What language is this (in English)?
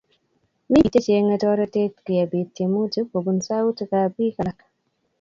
Kalenjin